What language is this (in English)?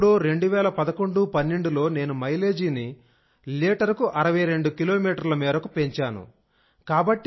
Telugu